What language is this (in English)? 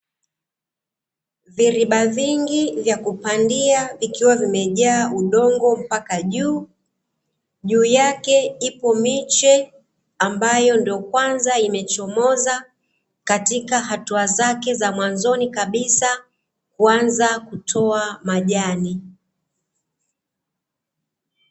Swahili